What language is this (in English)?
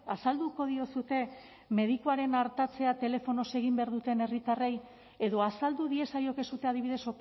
Basque